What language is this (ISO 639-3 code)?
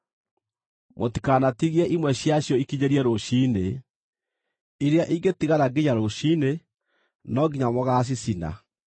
kik